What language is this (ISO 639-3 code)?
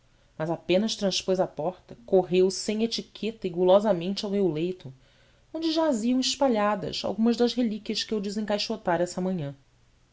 por